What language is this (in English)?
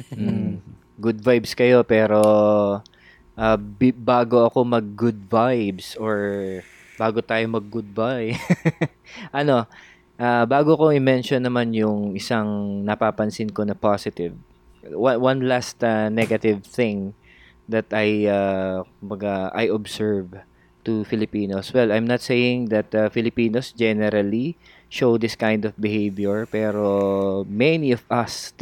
Filipino